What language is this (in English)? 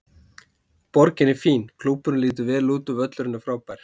Icelandic